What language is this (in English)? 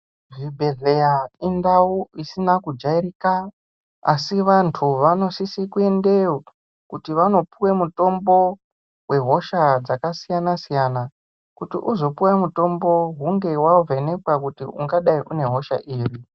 Ndau